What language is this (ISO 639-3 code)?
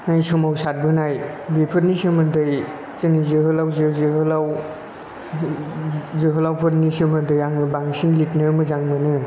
brx